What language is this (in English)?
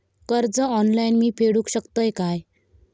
Marathi